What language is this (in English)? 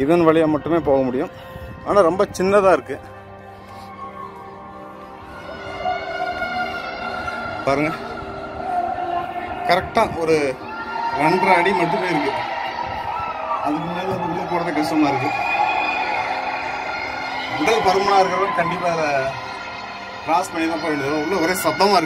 Hindi